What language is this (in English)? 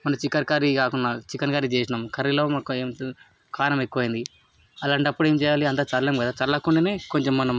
Telugu